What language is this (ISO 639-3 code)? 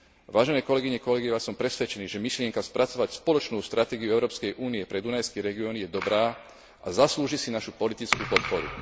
slk